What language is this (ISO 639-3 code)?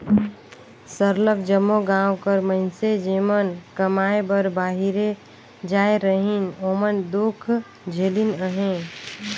hne